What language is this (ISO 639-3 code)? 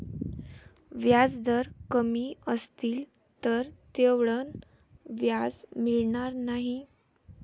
mar